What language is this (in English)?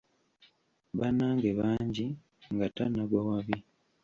Ganda